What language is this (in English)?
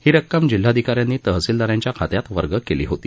Marathi